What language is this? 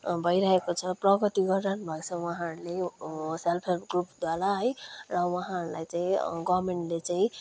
Nepali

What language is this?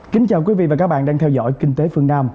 Vietnamese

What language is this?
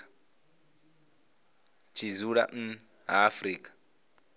Venda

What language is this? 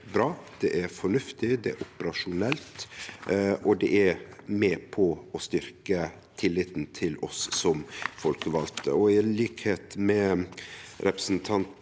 Norwegian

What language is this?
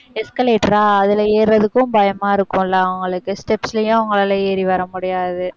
Tamil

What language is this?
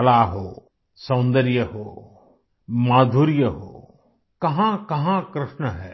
Hindi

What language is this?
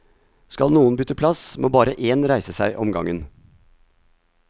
Norwegian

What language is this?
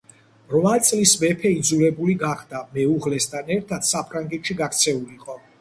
Georgian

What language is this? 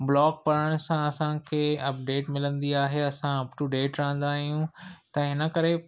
Sindhi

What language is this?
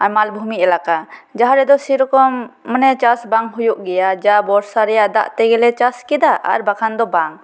Santali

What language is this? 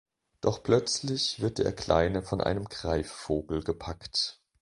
German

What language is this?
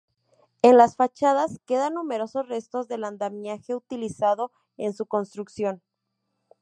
Spanish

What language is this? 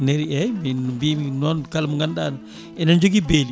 Fula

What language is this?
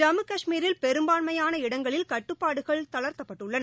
Tamil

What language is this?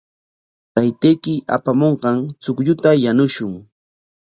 Corongo Ancash Quechua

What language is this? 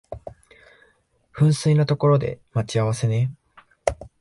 Japanese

